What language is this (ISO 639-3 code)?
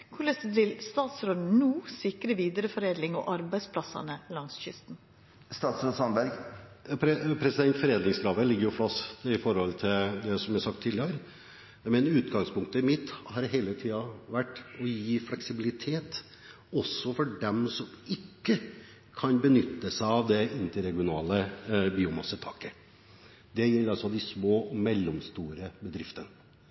nor